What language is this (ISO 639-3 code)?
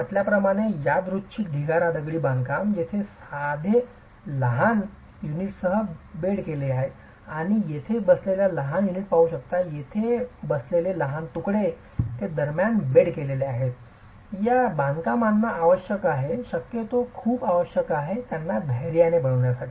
mar